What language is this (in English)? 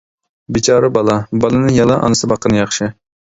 Uyghur